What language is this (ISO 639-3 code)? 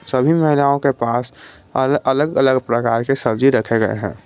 hin